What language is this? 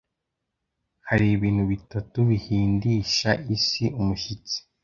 Kinyarwanda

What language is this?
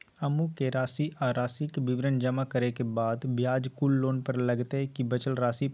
Maithili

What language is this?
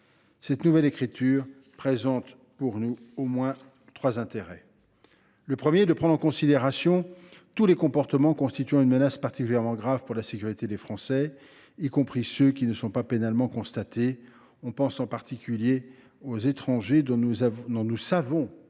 French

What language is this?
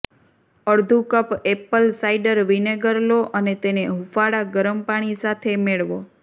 Gujarati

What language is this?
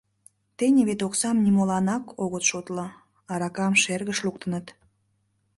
Mari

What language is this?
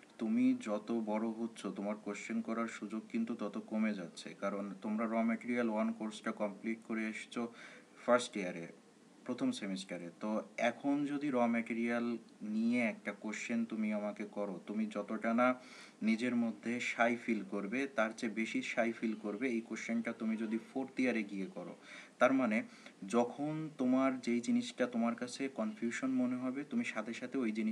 Hindi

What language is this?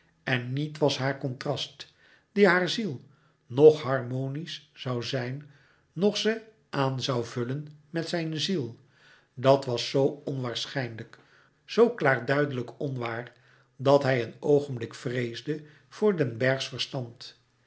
Dutch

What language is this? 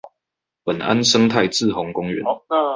Chinese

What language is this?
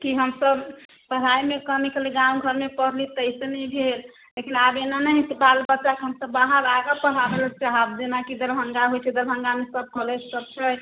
Maithili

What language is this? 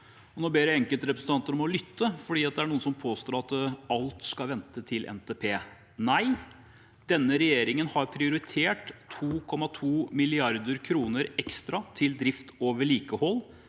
Norwegian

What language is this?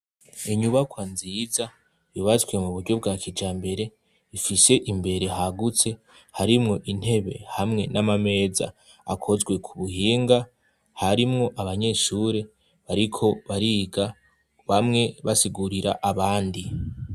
Rundi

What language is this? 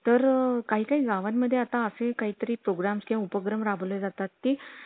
Marathi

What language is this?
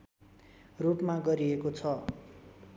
Nepali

